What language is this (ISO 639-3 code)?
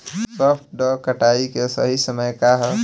bho